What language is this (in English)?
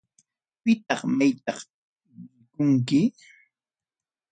Ayacucho Quechua